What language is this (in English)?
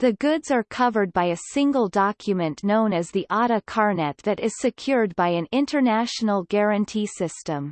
English